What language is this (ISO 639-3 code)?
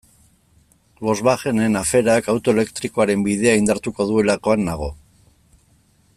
eus